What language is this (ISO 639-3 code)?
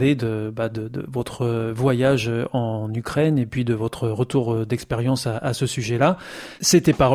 fra